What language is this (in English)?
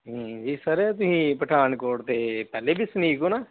Punjabi